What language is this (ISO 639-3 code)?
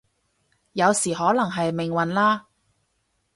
yue